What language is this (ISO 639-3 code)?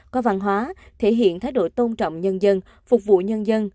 vie